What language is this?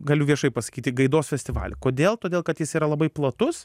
Lithuanian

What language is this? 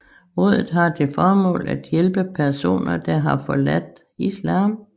Danish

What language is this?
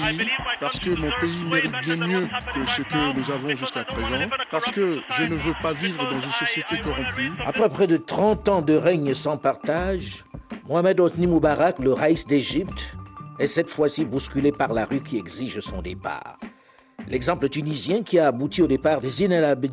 French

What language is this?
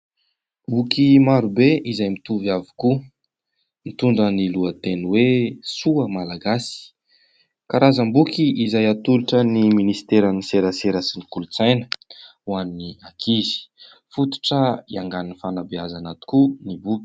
Malagasy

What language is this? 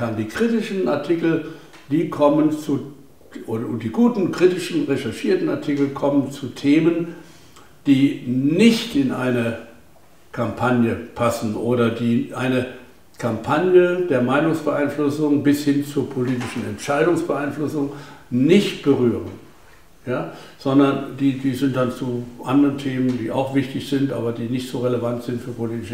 German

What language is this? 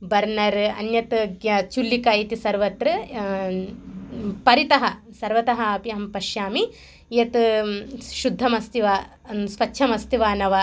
Sanskrit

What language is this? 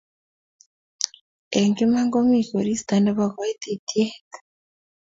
Kalenjin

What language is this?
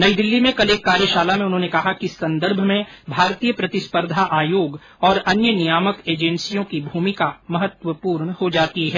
Hindi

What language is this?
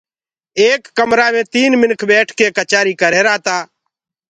Gurgula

